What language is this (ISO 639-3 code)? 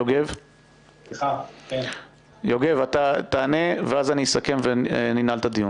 heb